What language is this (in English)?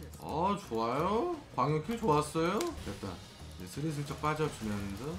Korean